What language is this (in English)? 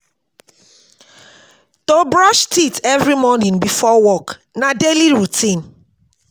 Nigerian Pidgin